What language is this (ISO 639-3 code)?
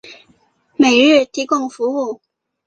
zho